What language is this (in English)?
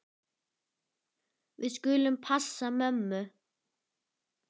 Icelandic